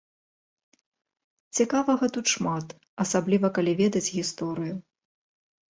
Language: Belarusian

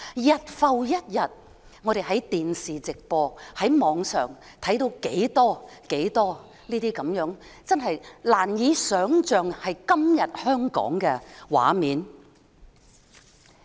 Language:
Cantonese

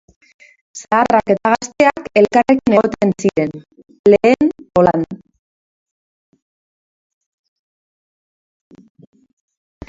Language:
Basque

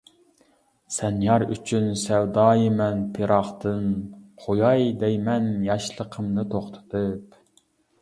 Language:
Uyghur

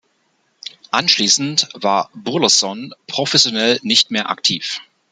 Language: German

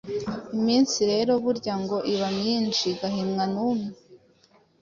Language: Kinyarwanda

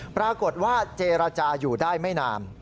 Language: Thai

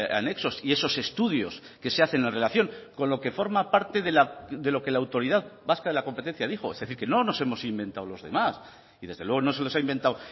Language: Spanish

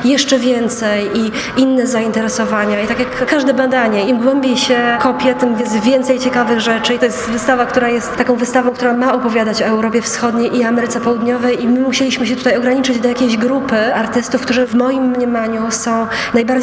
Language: Polish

